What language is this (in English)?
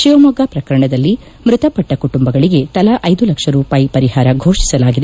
Kannada